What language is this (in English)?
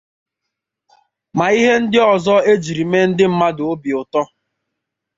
Igbo